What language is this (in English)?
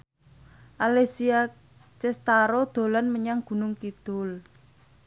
Javanese